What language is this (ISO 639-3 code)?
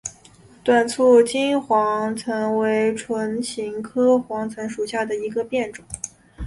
zho